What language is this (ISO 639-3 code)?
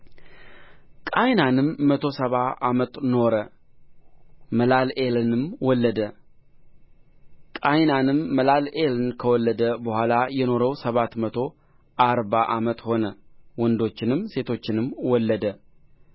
amh